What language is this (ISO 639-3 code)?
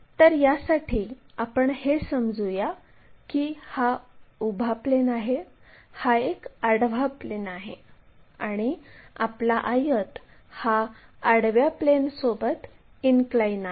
mar